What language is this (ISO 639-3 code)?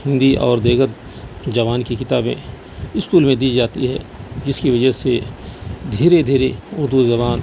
urd